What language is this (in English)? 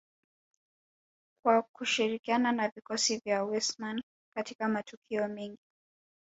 Swahili